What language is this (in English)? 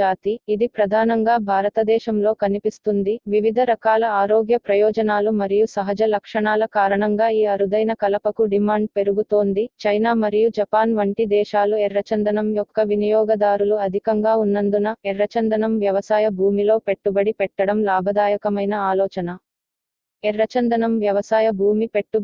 Telugu